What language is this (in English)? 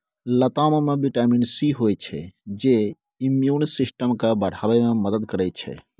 Maithili